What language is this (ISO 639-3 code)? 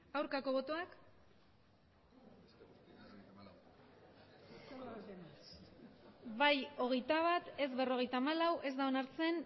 eus